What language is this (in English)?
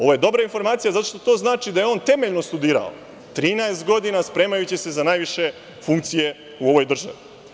Serbian